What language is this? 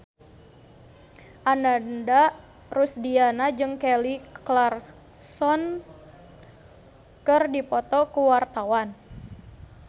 Sundanese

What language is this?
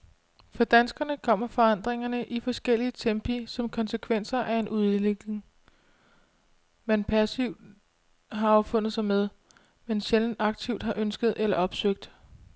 Danish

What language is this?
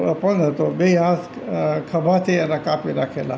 Gujarati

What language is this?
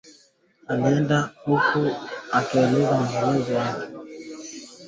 Swahili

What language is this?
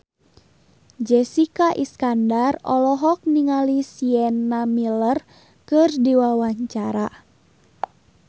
Sundanese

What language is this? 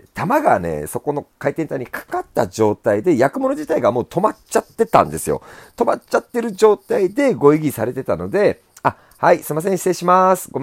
Japanese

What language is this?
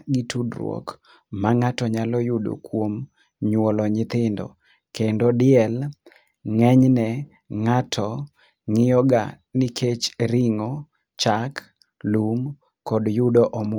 Luo (Kenya and Tanzania)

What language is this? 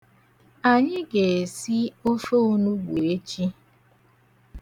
Igbo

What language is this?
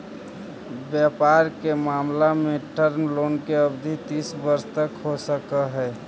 Magahi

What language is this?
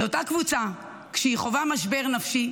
Hebrew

